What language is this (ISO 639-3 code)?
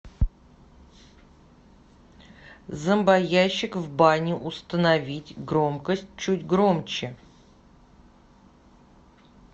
rus